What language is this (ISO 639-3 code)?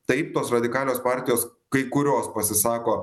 lit